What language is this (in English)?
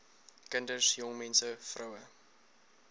Afrikaans